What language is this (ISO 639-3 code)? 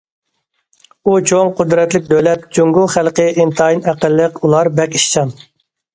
uig